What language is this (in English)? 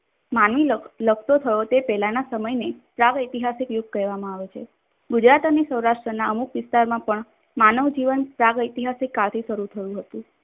Gujarati